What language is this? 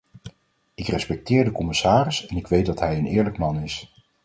Dutch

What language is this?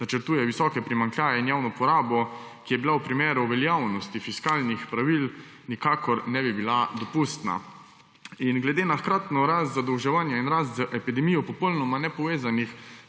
Slovenian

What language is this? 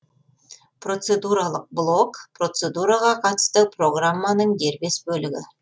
Kazakh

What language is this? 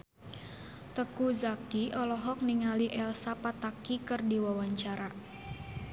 Sundanese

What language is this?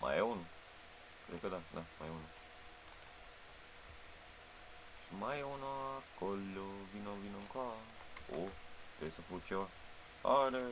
Romanian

